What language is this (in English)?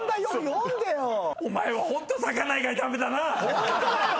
Japanese